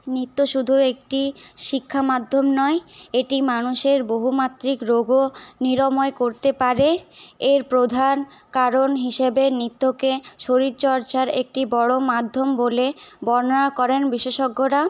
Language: Bangla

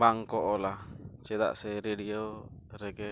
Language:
Santali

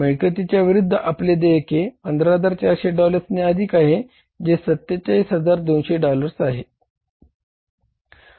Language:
Marathi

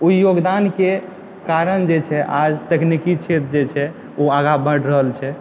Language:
Maithili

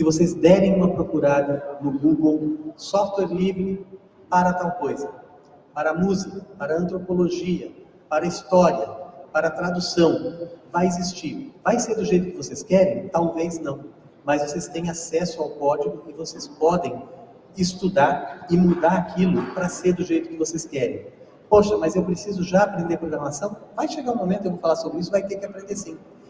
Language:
Portuguese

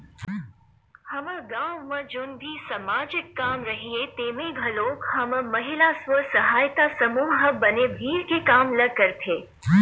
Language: Chhattisgarhi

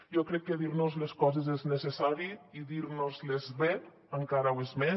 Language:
Catalan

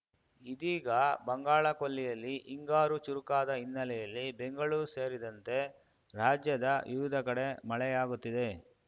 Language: Kannada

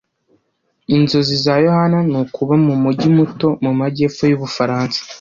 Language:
Kinyarwanda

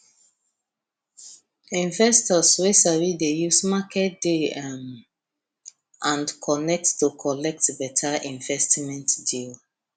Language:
Nigerian Pidgin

